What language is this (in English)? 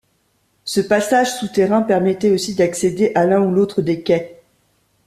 French